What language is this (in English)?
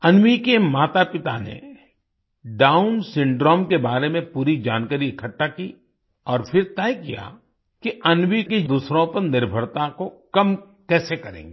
Hindi